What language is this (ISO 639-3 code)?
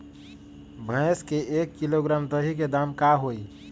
mag